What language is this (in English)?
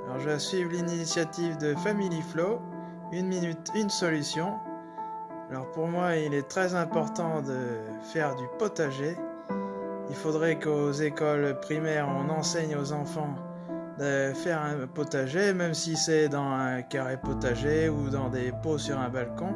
French